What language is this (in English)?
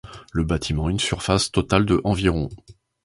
French